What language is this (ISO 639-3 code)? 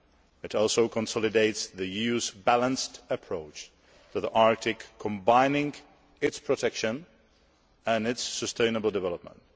eng